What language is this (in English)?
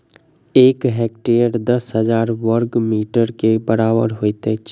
Maithili